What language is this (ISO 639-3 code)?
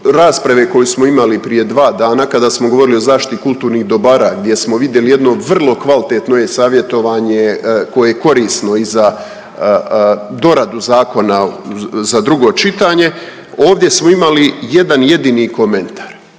hrv